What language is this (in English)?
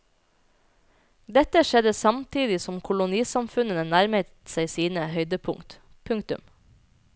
Norwegian